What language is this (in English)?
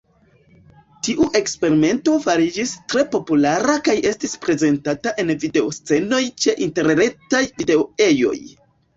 Esperanto